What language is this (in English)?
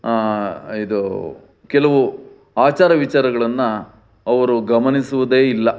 Kannada